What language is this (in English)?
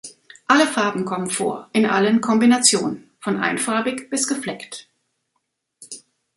German